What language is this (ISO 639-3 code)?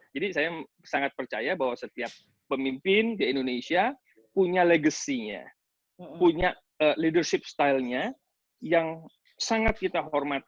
ind